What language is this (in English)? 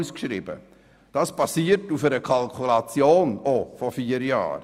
Swiss German